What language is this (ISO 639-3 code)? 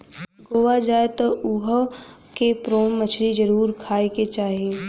bho